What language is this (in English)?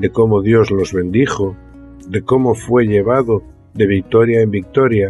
Spanish